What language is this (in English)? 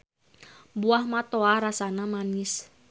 Sundanese